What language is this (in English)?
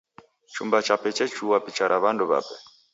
Taita